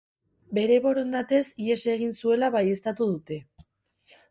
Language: Basque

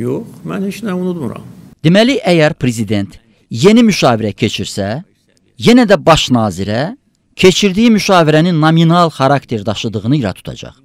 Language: Turkish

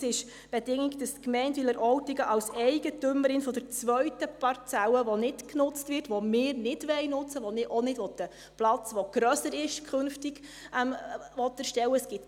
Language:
Swiss German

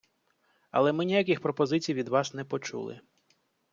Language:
Ukrainian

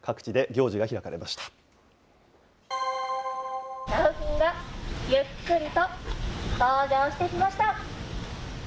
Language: Japanese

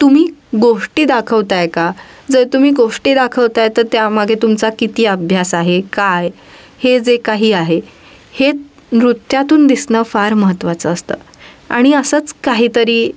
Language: Marathi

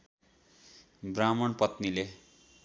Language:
Nepali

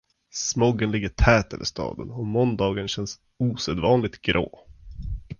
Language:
Swedish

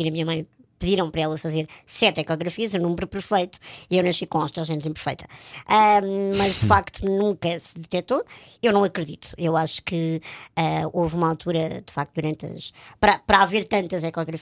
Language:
Portuguese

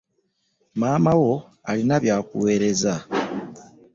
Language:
Ganda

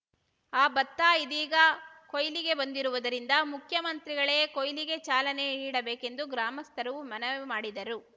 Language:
Kannada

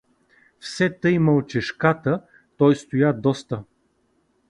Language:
Bulgarian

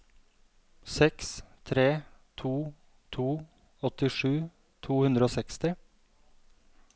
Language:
Norwegian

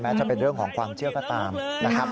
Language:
Thai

